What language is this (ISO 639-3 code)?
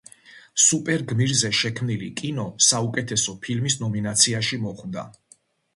kat